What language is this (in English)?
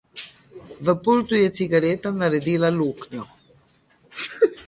Slovenian